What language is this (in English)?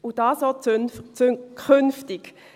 Swiss German